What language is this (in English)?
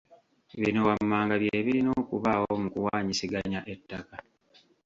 Ganda